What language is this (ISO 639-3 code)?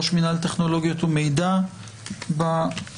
heb